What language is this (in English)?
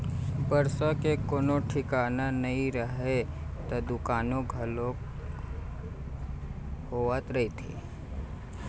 Chhattisgarhi